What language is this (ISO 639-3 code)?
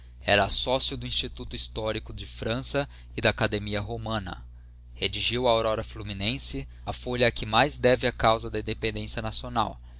por